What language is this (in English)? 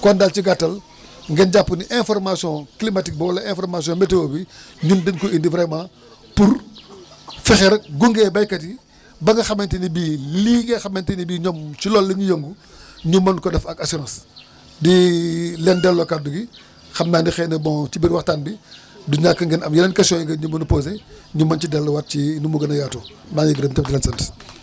Wolof